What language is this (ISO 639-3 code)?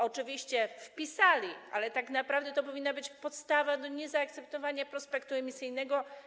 pol